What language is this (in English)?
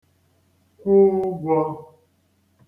Igbo